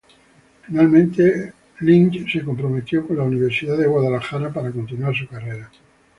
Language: Spanish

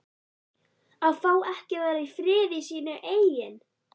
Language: Icelandic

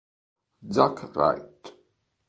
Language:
Italian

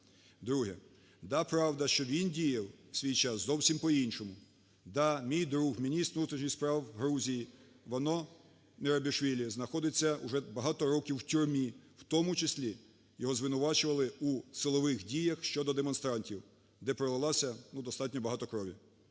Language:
Ukrainian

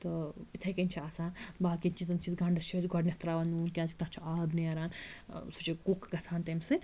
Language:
Kashmiri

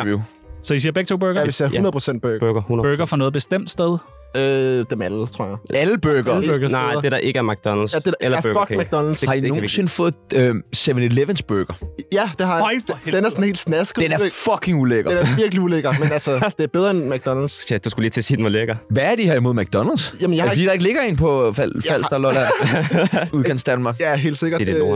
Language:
Danish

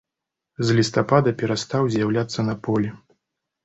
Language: Belarusian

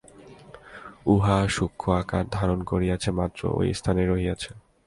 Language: Bangla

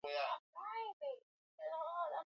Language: Swahili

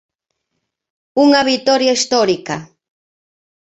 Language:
Galician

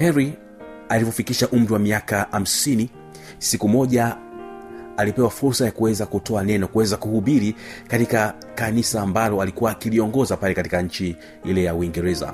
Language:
Swahili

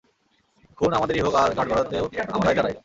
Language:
Bangla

